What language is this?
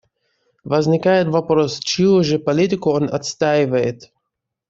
Russian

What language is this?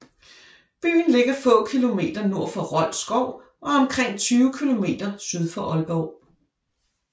Danish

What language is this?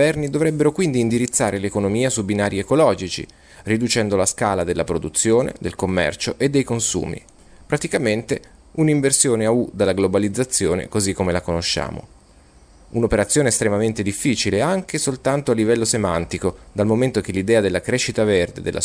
Italian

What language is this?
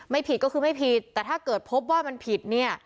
Thai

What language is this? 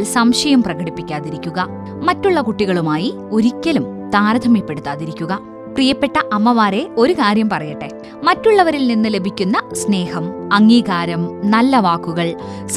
Malayalam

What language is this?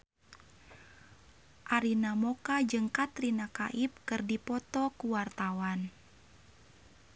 Sundanese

